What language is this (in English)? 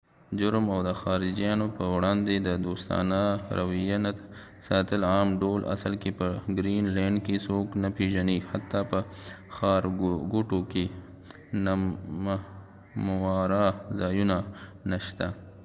Pashto